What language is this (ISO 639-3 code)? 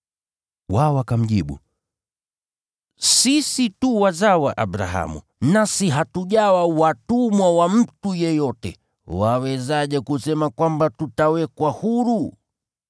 swa